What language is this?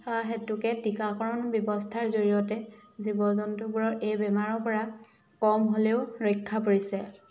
Assamese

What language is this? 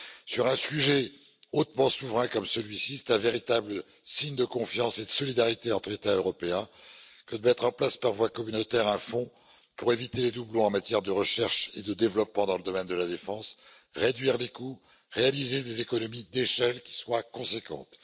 French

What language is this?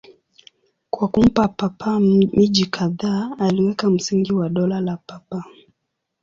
Swahili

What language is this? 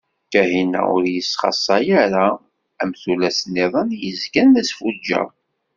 Kabyle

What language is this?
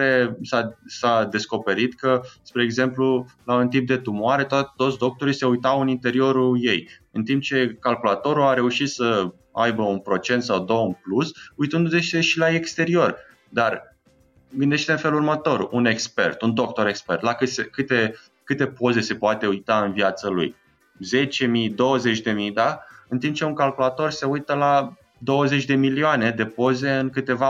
Romanian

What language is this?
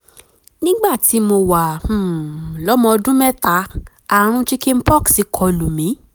Yoruba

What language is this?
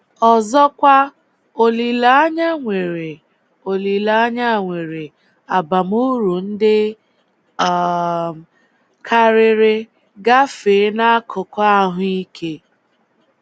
Igbo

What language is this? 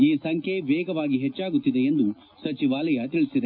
Kannada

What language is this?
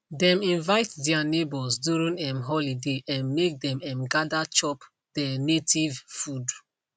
Nigerian Pidgin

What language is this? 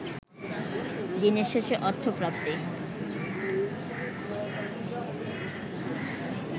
Bangla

